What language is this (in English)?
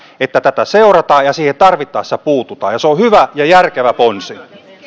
Finnish